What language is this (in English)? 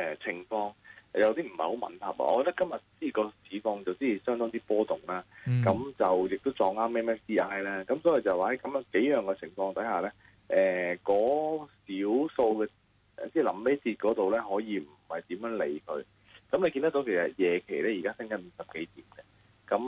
Chinese